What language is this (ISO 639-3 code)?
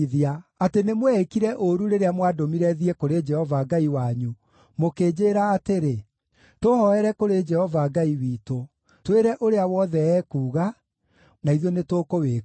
kik